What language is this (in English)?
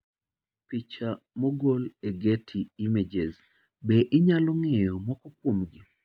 Luo (Kenya and Tanzania)